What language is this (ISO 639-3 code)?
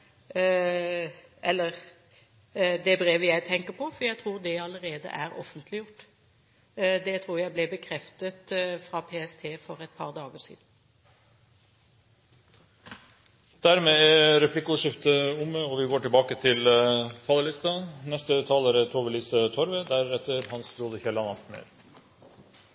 nor